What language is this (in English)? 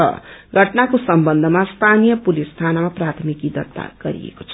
Nepali